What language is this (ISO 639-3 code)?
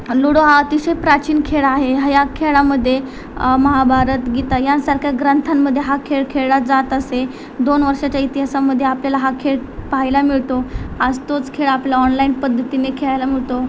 mar